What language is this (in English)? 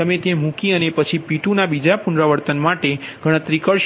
Gujarati